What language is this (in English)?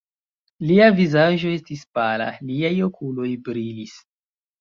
Esperanto